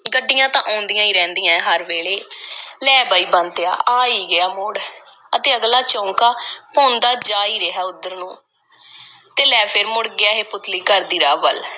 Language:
Punjabi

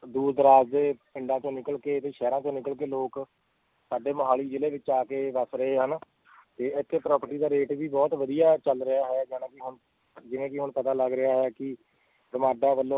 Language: Punjabi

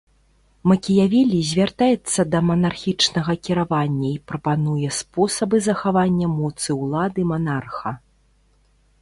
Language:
Belarusian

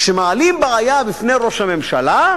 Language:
Hebrew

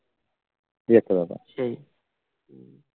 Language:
Bangla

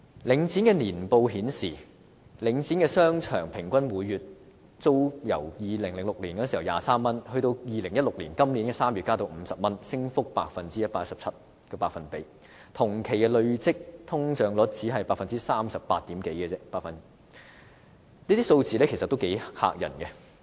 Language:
Cantonese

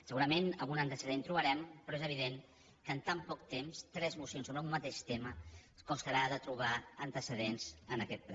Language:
Catalan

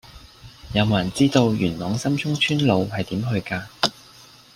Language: Cantonese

